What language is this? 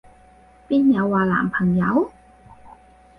Cantonese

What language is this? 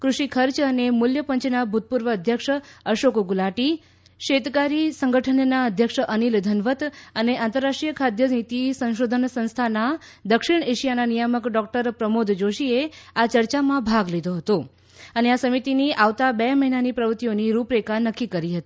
Gujarati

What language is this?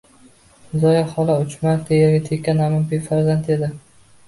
Uzbek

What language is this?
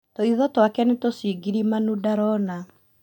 Kikuyu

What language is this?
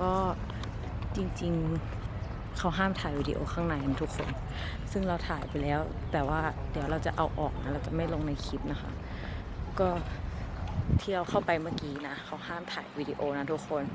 Thai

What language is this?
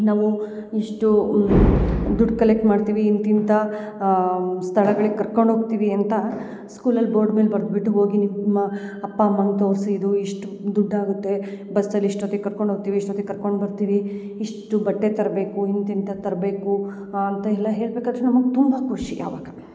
Kannada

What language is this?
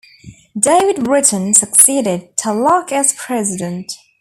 English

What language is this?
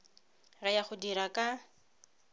Tswana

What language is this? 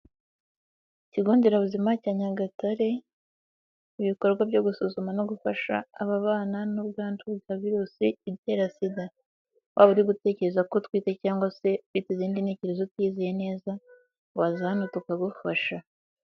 Kinyarwanda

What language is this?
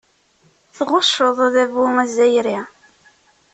Kabyle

